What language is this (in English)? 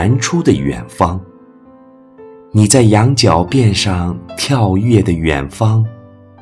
Chinese